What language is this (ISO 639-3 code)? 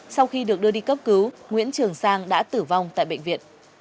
vie